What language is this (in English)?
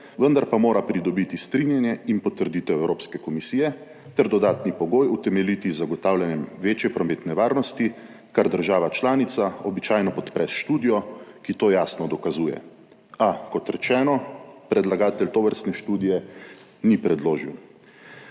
Slovenian